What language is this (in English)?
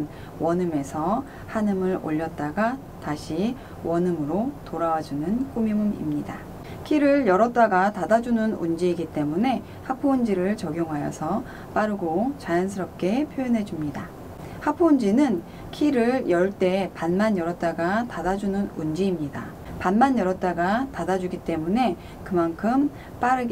Korean